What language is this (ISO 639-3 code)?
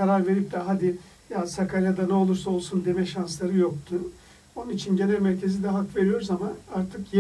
tur